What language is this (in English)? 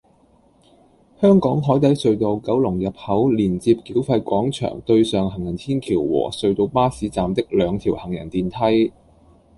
Cantonese